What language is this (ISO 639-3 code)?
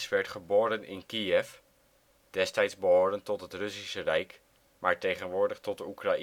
nld